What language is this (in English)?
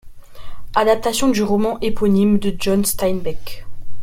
French